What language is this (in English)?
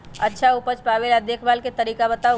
Magahi